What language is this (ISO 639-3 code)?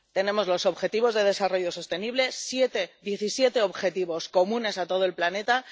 spa